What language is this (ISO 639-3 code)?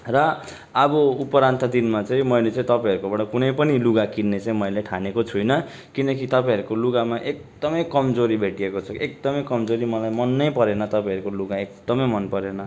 nep